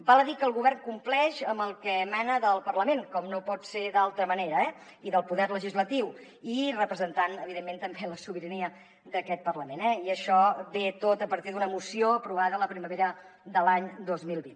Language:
Catalan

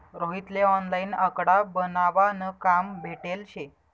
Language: Marathi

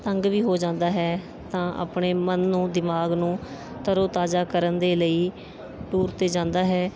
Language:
Punjabi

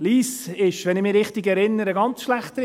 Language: Swiss German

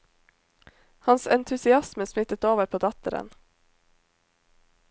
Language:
Norwegian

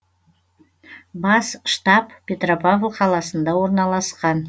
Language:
Kazakh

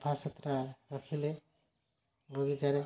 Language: Odia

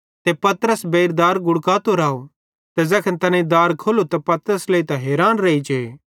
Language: Bhadrawahi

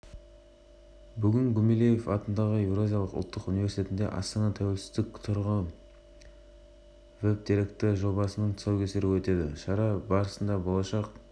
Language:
Kazakh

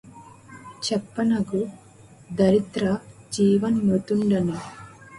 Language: Telugu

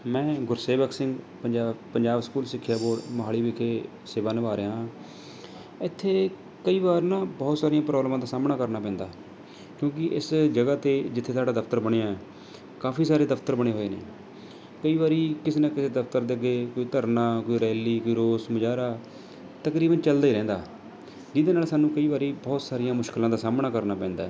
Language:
Punjabi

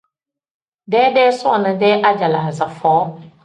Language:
Tem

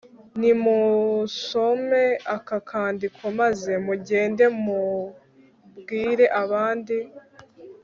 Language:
Kinyarwanda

